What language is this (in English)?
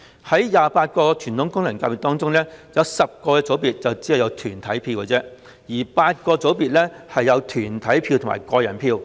Cantonese